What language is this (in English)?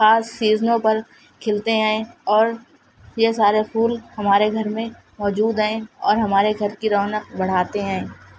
Urdu